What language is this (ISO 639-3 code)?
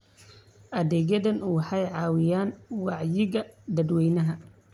som